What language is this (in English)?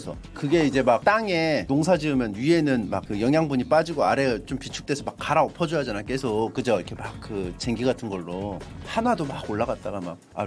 Korean